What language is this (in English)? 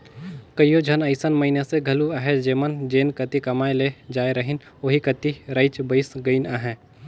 Chhattisgarhi